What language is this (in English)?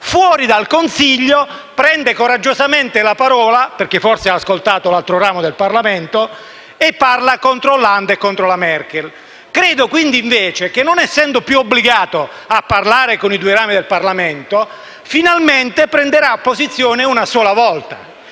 Italian